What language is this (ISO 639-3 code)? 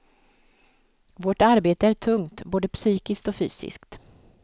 swe